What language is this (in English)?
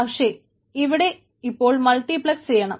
Malayalam